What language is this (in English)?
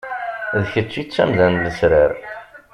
Kabyle